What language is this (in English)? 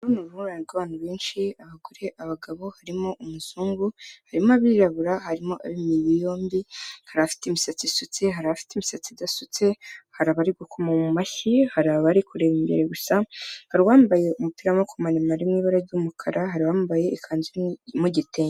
Kinyarwanda